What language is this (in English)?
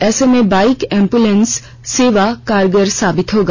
Hindi